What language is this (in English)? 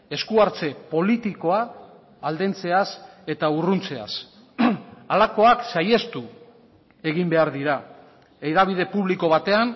Basque